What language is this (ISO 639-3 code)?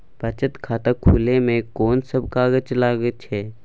mai